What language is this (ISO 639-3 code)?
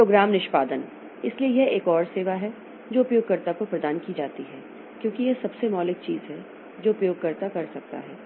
hin